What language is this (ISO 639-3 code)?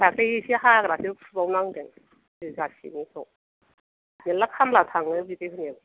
brx